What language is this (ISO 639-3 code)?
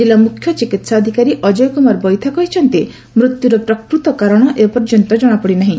ori